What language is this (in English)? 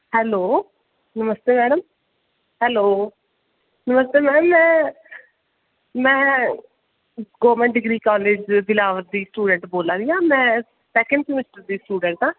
Dogri